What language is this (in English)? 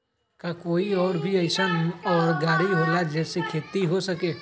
Magahi